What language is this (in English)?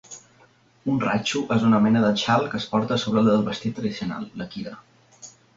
Catalan